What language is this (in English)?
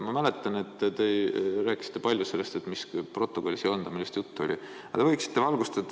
Estonian